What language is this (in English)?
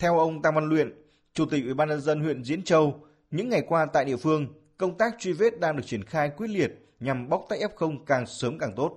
Vietnamese